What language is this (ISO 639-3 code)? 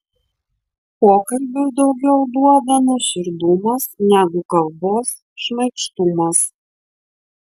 lit